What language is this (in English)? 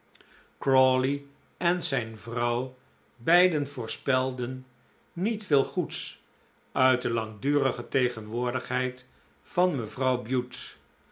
Dutch